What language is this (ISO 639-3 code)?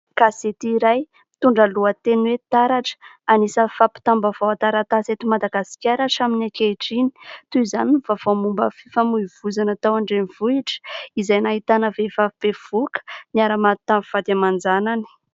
mlg